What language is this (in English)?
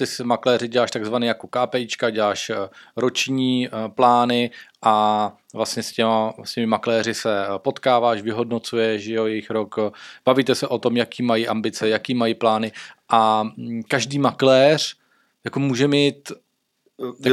Czech